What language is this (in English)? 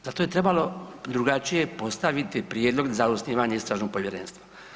Croatian